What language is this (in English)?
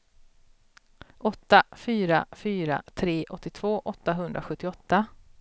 Swedish